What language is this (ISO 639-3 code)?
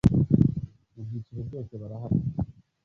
kin